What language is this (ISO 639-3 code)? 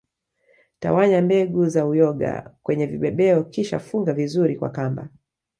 swa